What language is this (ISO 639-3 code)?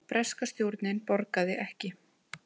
isl